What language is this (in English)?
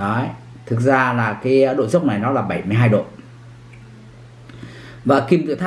Vietnamese